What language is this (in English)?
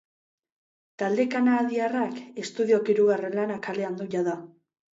Basque